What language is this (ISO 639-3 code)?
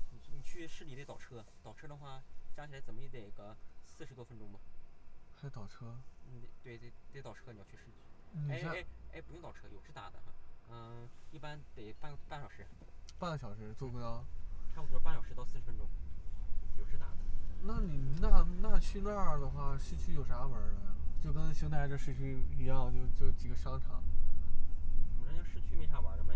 zho